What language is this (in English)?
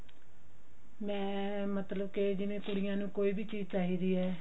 Punjabi